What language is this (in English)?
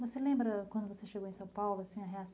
Portuguese